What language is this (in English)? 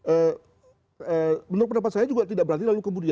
Indonesian